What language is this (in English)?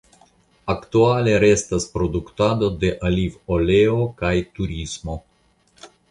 Esperanto